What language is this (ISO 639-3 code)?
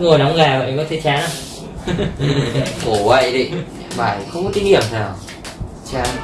vie